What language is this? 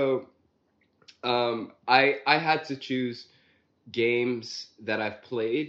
English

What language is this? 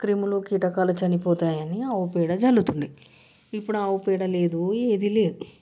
Telugu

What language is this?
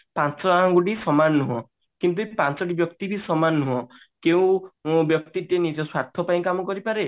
Odia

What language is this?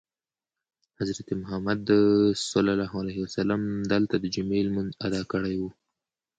Pashto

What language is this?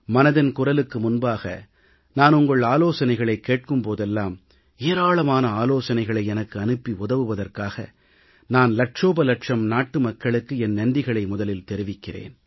Tamil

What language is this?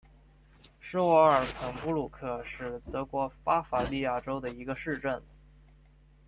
Chinese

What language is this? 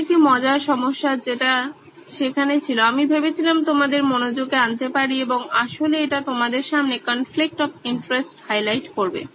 Bangla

